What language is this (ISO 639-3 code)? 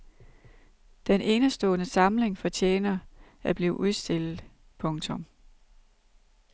dan